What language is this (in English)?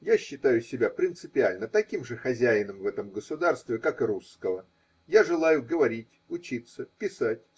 Russian